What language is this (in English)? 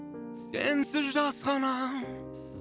Kazakh